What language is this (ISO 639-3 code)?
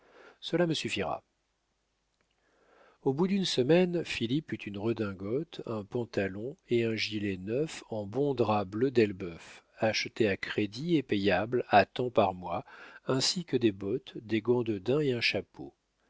fra